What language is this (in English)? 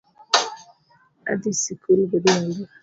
Luo (Kenya and Tanzania)